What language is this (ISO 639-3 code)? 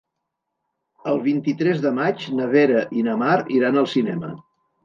cat